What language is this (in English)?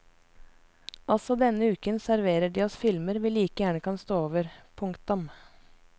Norwegian